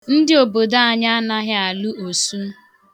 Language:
Igbo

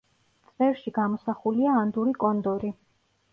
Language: Georgian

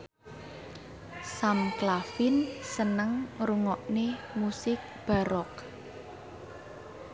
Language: Javanese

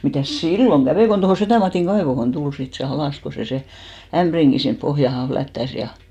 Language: Finnish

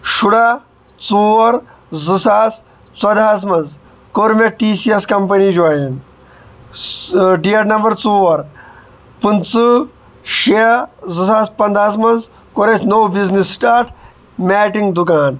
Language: Kashmiri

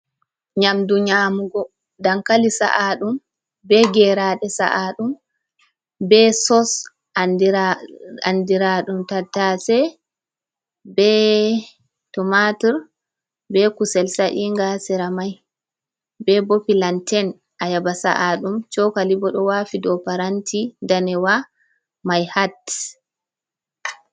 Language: Fula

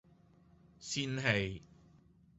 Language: Cantonese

